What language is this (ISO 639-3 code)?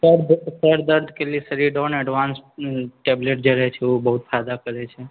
mai